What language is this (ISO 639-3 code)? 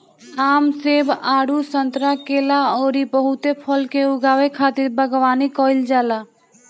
bho